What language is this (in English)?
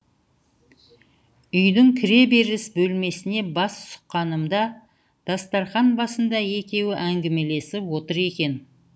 Kazakh